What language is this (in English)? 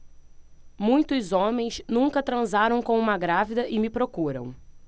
Portuguese